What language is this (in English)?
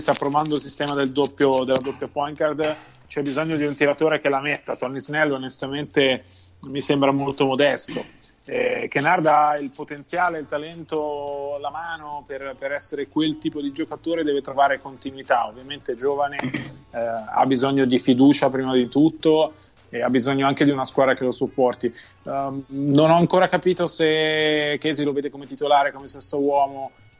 Italian